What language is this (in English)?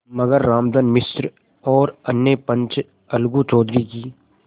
Hindi